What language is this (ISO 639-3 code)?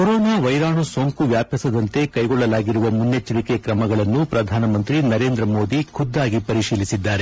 kan